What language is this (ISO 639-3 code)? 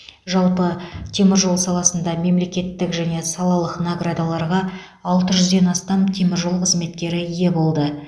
kaz